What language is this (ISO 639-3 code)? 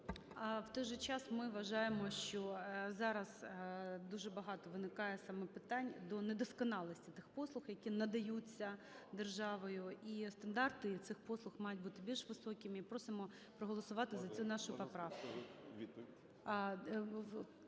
ukr